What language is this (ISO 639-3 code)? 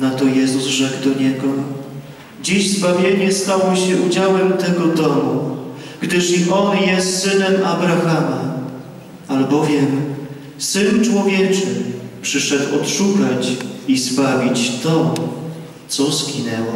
pol